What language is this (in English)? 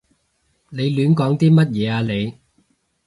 Cantonese